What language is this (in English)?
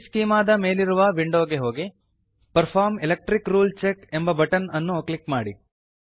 Kannada